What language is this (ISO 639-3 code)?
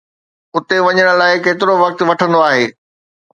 snd